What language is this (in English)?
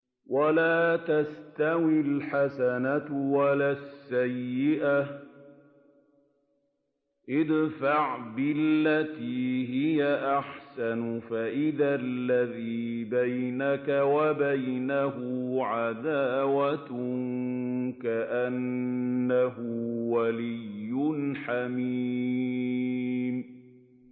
Arabic